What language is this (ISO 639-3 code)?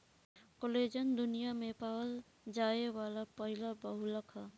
bho